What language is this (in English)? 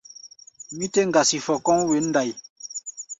Gbaya